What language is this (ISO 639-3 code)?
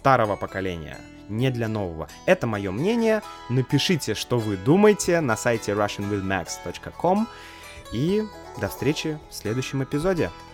rus